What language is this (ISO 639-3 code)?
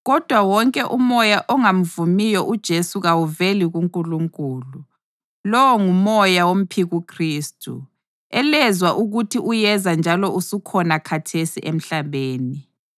nde